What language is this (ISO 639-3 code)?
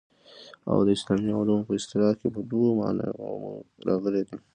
pus